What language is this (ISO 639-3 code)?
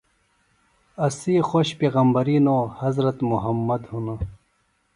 phl